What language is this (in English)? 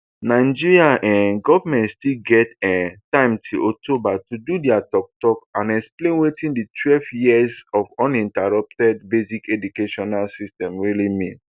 Nigerian Pidgin